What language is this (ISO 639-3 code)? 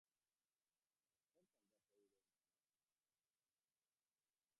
eus